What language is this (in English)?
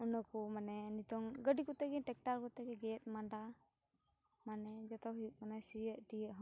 Santali